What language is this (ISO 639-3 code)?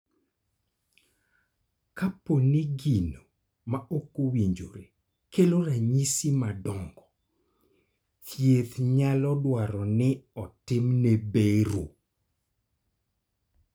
luo